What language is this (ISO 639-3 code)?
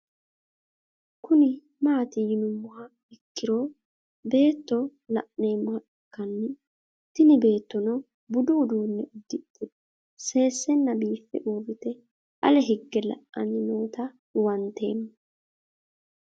sid